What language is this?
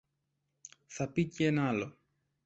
Greek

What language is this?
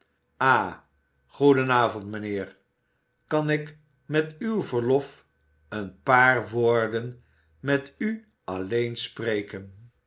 Dutch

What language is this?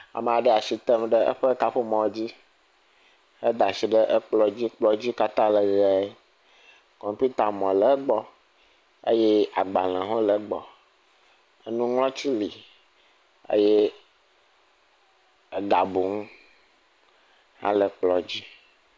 Ewe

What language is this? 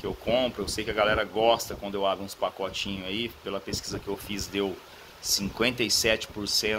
Portuguese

